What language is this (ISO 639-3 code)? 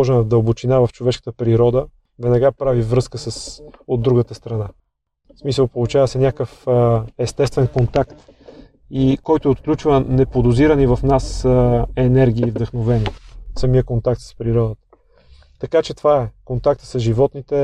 bul